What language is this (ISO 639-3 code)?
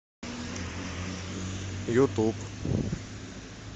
rus